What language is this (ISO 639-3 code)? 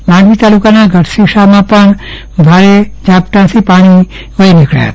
guj